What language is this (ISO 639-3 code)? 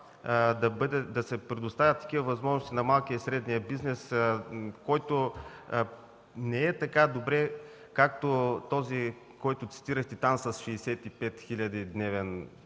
bul